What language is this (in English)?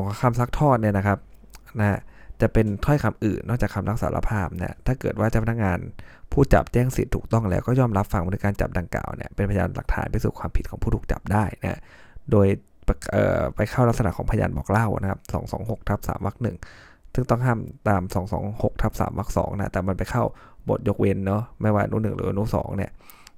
Thai